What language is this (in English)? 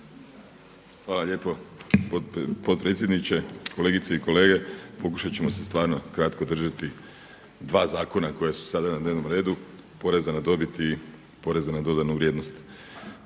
Croatian